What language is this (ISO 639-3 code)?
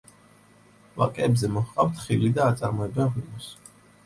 kat